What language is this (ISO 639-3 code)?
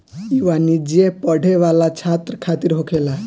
bho